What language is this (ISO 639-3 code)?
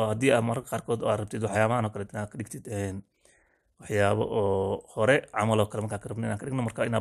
ara